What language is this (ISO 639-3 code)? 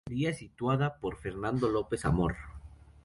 spa